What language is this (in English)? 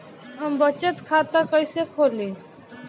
Bhojpuri